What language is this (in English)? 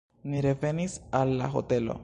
Esperanto